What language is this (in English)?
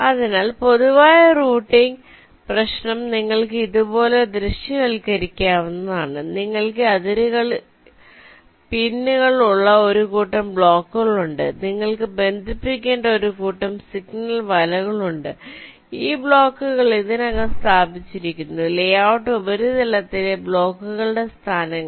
Malayalam